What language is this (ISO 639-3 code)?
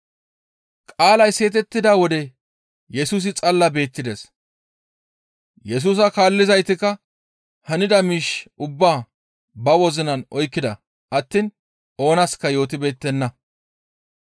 gmv